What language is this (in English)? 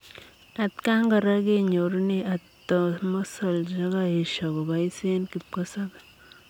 Kalenjin